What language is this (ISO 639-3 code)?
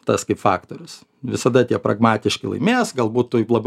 lit